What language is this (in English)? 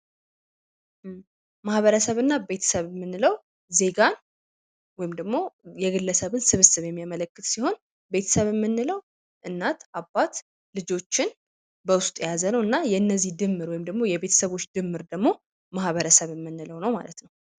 Amharic